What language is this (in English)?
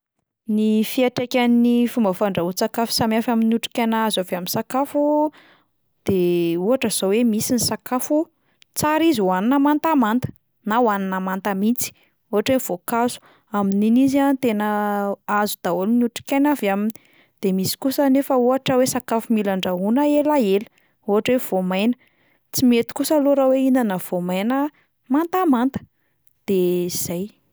Malagasy